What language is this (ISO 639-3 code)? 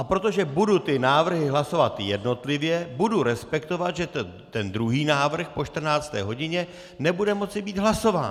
ces